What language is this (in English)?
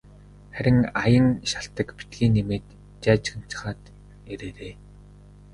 Mongolian